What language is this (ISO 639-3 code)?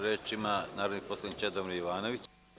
srp